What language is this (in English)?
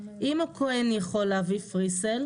Hebrew